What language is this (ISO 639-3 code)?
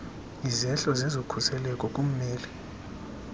xho